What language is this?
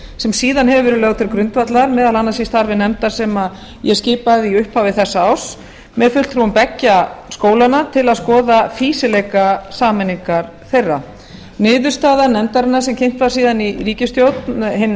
Icelandic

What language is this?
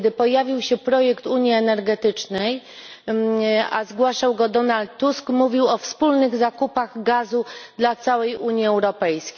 Polish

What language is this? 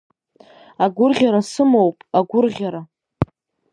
Abkhazian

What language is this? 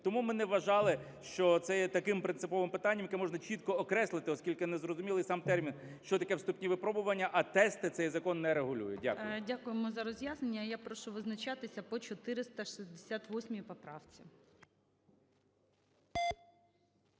Ukrainian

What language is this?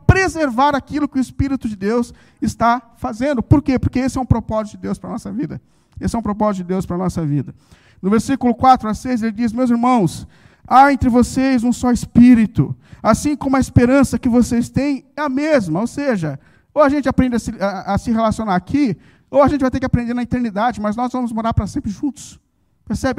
Portuguese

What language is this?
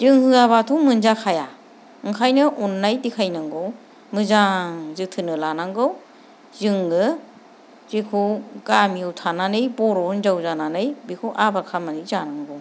Bodo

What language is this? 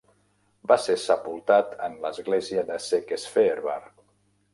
Catalan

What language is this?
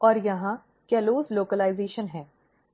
Hindi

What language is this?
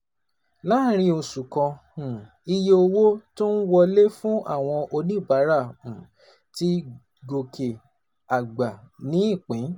Yoruba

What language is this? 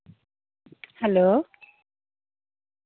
Santali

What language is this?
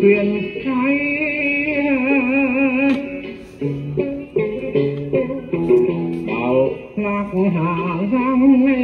Vietnamese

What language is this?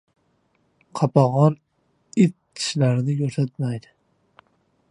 Uzbek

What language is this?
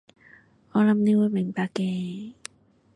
Cantonese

